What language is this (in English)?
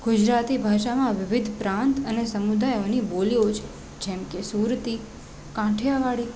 Gujarati